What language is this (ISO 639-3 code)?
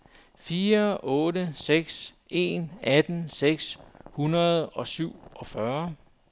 dan